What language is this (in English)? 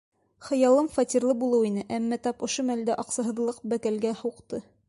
Bashkir